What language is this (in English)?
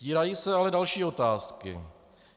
Czech